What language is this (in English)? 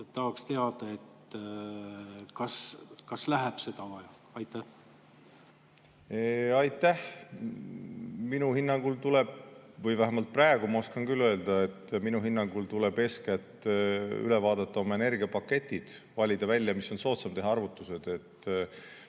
Estonian